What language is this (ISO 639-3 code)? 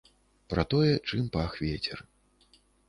bel